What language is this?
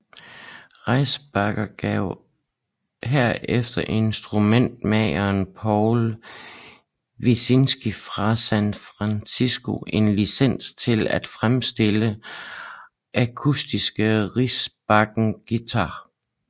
Danish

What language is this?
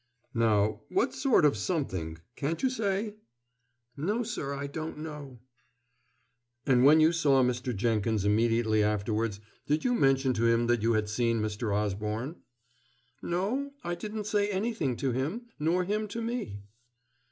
English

